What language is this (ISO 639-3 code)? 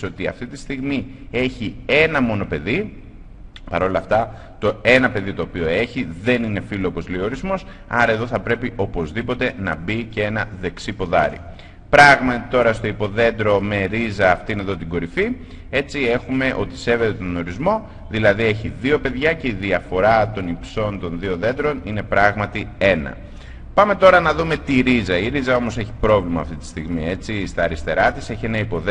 ell